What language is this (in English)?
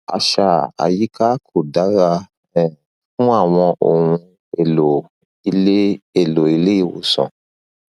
Yoruba